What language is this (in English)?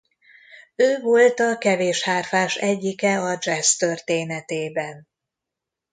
Hungarian